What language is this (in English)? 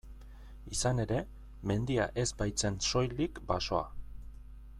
Basque